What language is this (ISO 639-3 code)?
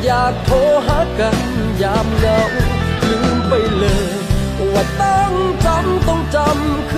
tha